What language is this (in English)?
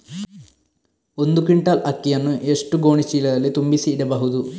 Kannada